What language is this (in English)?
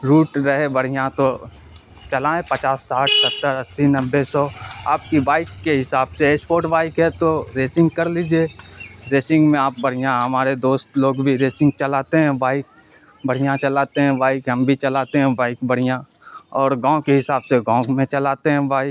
Urdu